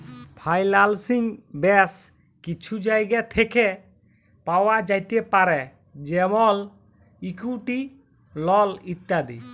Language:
Bangla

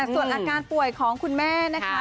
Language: Thai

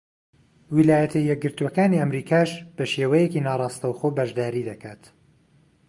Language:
Central Kurdish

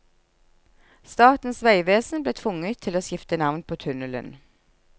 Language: Norwegian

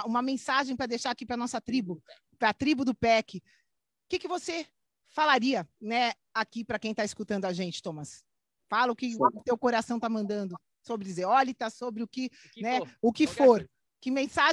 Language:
Portuguese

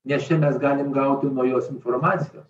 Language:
Lithuanian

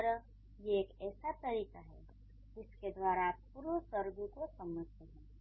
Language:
Hindi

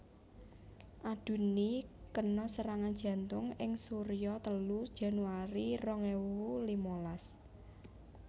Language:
Javanese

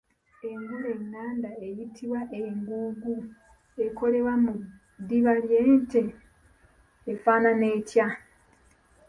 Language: Ganda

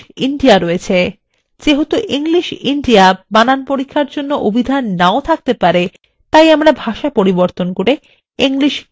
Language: Bangla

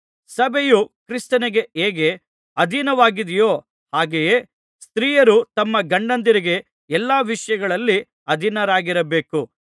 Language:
Kannada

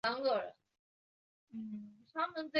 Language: Chinese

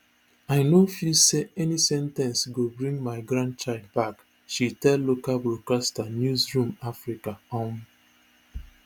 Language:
Nigerian Pidgin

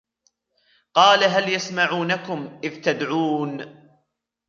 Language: Arabic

